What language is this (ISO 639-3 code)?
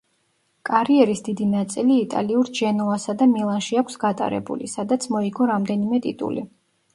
kat